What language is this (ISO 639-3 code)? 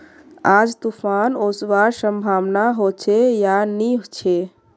mag